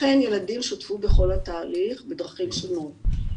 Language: Hebrew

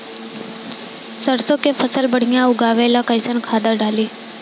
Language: Bhojpuri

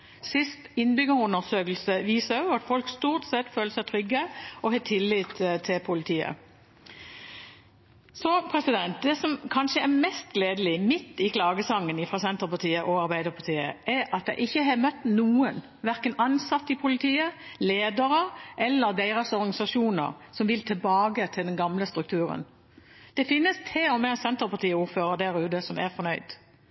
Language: Norwegian Bokmål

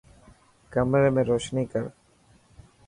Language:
Dhatki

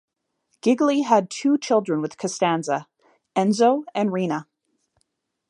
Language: English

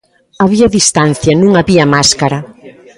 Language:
Galician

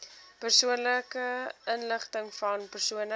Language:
Afrikaans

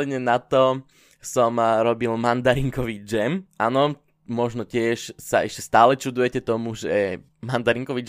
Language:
Slovak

